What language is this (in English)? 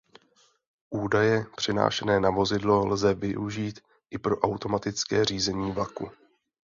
Czech